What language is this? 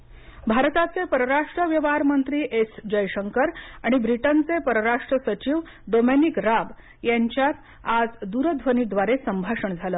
Marathi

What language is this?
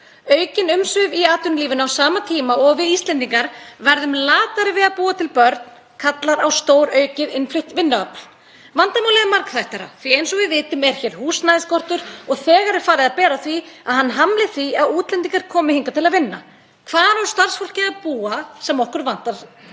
Icelandic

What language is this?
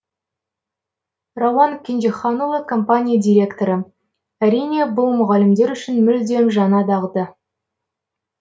Kazakh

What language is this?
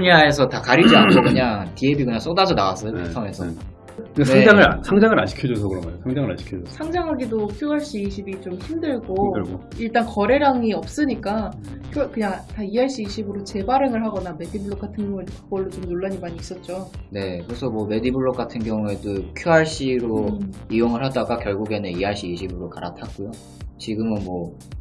Korean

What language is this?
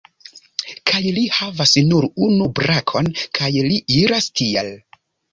Esperanto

